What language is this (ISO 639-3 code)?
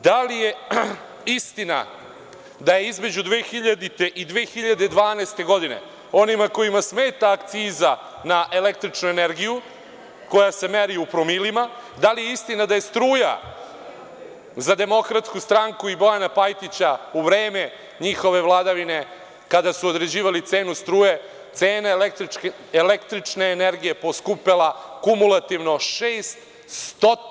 srp